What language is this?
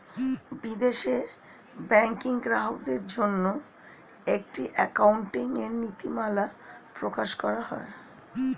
Bangla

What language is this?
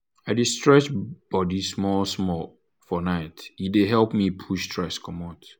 Nigerian Pidgin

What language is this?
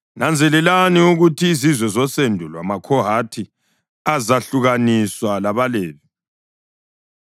North Ndebele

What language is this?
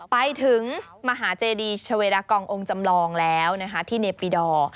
Thai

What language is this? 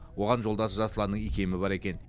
Kazakh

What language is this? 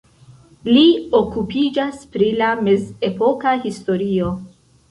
Esperanto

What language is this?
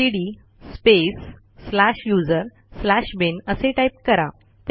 Marathi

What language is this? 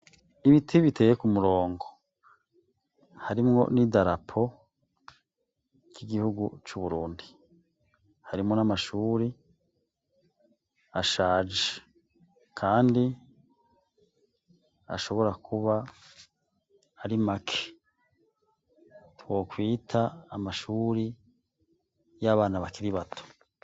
Rundi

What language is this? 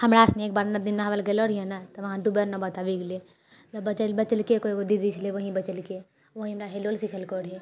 Maithili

